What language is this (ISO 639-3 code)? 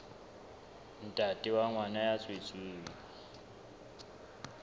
sot